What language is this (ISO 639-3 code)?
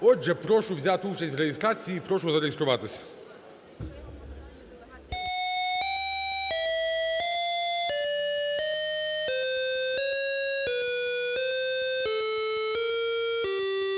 ukr